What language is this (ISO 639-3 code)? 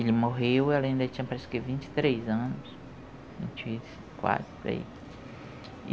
por